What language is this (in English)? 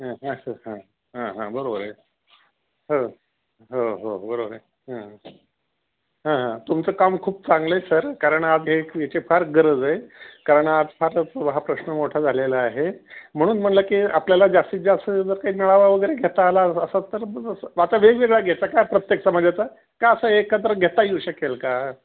Marathi